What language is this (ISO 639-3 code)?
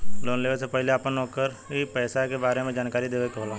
bho